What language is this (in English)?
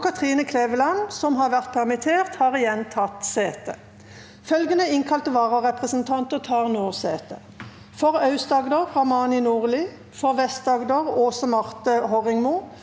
Norwegian